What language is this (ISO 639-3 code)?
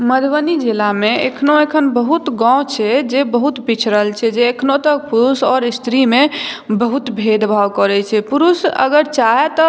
mai